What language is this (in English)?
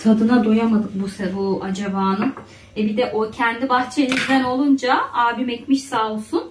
Turkish